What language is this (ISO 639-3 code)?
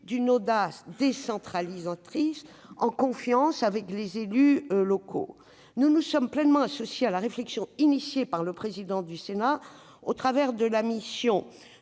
fra